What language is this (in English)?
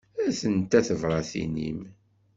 Kabyle